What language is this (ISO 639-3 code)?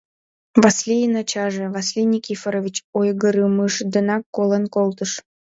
chm